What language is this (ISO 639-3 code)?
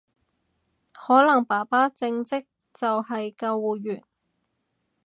yue